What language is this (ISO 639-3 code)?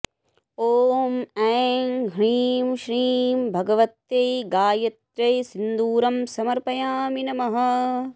san